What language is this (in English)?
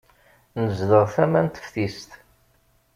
Kabyle